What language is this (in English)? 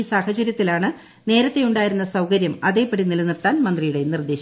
Malayalam